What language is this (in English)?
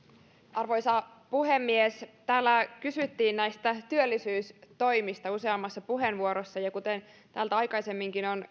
Finnish